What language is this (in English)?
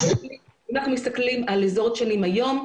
Hebrew